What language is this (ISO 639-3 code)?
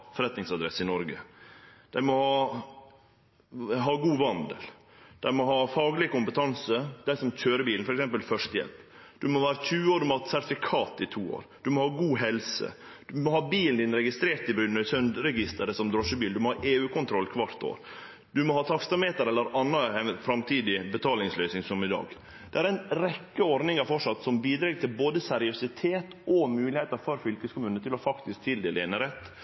nno